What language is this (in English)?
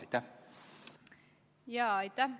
Estonian